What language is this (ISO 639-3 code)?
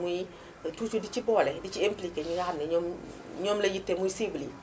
wol